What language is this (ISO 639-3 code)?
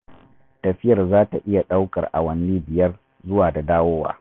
hau